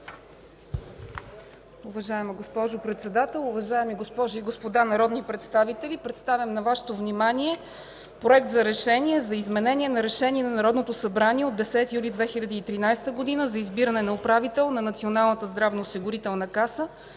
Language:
Bulgarian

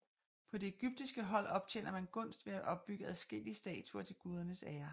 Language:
Danish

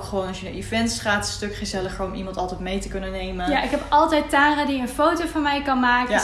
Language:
Dutch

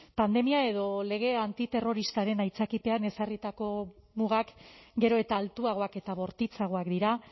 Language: Basque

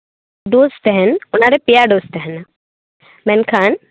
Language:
Santali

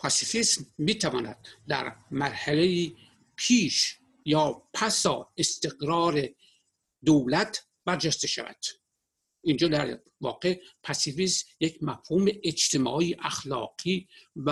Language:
Persian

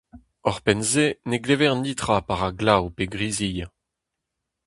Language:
Breton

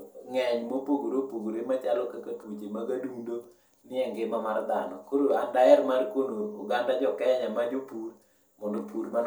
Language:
Luo (Kenya and Tanzania)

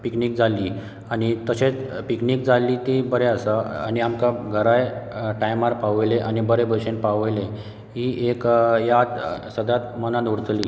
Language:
Konkani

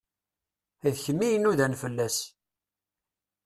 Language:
Kabyle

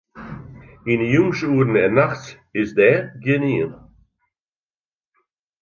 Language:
Western Frisian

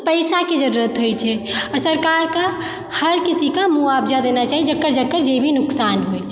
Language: Maithili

